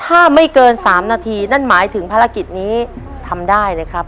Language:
Thai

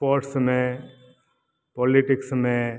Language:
Sindhi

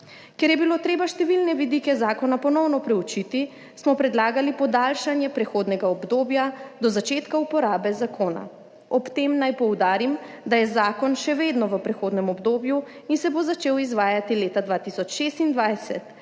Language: Slovenian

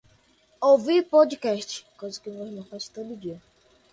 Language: Portuguese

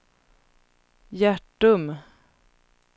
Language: Swedish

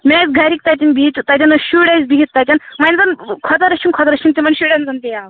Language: Kashmiri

